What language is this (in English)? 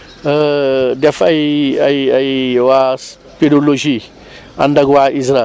Wolof